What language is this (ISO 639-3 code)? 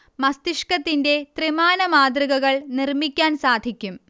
mal